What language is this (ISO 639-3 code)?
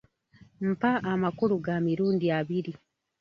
lug